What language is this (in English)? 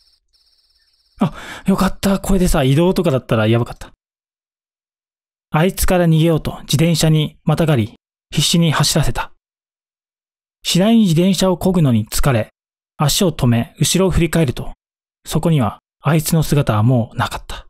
Japanese